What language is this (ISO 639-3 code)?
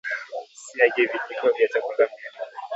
swa